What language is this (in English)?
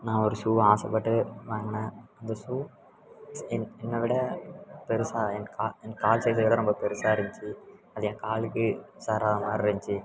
Tamil